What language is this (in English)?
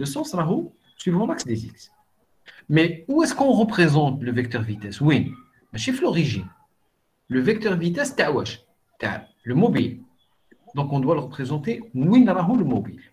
French